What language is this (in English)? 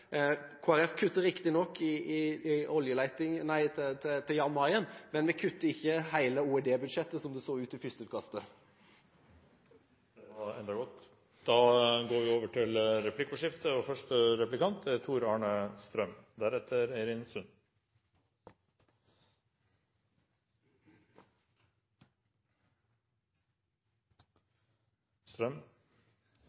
Norwegian